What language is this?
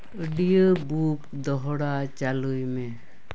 Santali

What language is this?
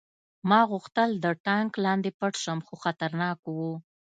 Pashto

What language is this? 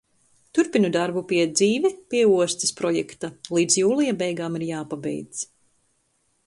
Latvian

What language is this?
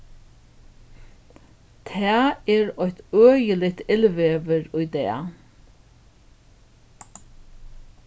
Faroese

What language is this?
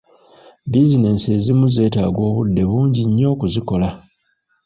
Ganda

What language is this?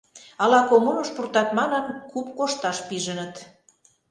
Mari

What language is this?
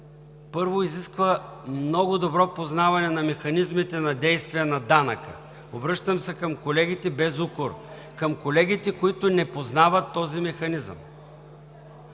Bulgarian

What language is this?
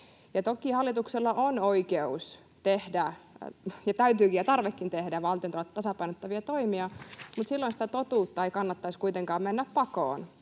Finnish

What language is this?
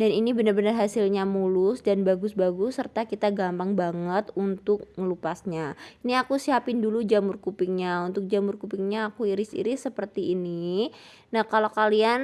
Indonesian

